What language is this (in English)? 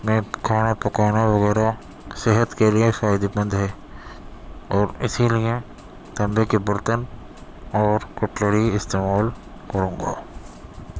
Urdu